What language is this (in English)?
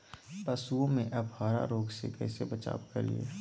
Magahi